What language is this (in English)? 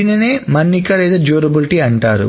Telugu